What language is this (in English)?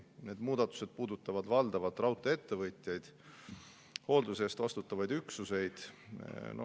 Estonian